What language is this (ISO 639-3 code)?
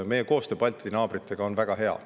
est